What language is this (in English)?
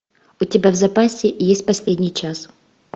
Russian